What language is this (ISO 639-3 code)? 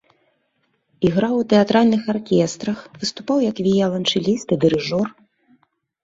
bel